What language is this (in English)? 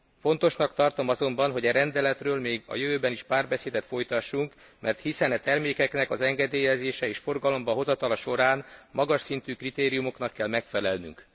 Hungarian